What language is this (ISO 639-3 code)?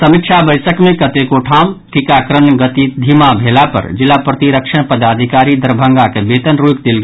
mai